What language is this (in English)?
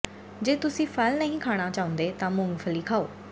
Punjabi